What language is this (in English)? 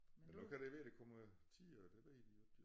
Danish